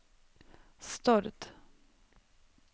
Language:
Norwegian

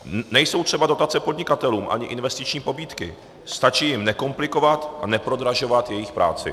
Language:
Czech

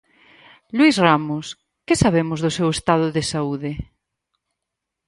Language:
Galician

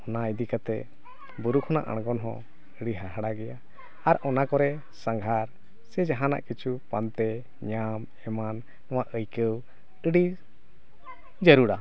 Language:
Santali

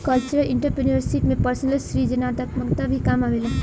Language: Bhojpuri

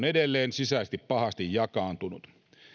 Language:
Finnish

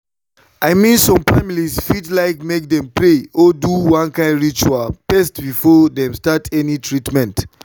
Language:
Nigerian Pidgin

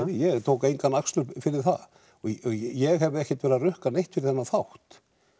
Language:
Icelandic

